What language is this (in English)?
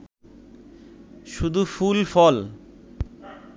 Bangla